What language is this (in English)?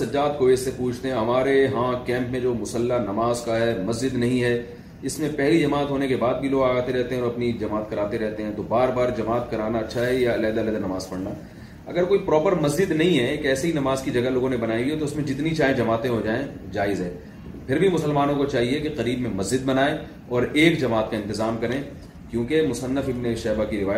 Urdu